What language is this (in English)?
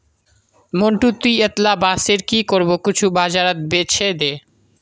Magahi